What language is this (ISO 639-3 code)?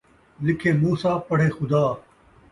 skr